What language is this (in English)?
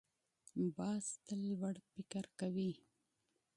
Pashto